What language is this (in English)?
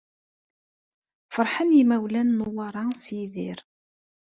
Kabyle